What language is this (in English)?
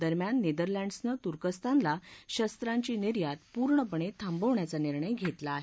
Marathi